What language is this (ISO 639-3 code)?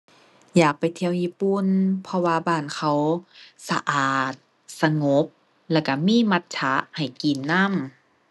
tha